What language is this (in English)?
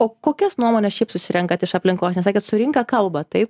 Lithuanian